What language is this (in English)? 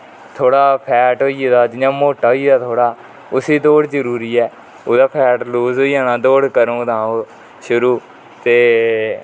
Dogri